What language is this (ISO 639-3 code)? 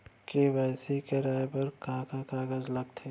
hne